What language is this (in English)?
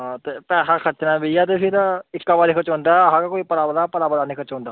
Dogri